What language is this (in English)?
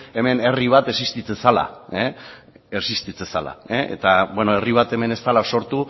Basque